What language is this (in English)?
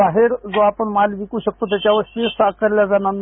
Marathi